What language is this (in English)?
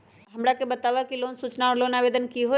Magahi